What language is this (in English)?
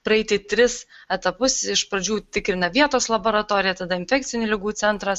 Lithuanian